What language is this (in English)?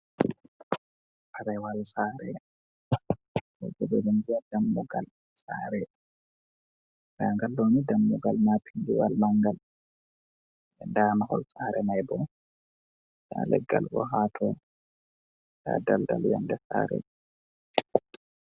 Fula